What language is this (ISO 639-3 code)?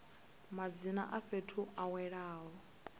ven